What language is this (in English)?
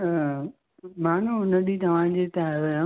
Sindhi